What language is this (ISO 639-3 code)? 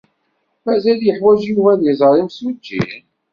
kab